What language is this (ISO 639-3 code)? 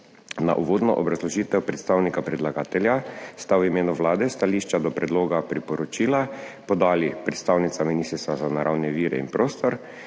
slv